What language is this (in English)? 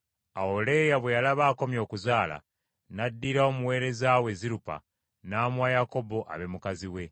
Ganda